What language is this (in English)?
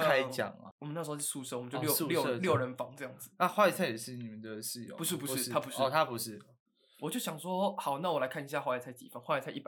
Chinese